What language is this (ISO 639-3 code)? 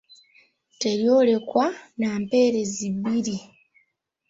lug